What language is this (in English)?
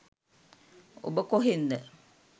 Sinhala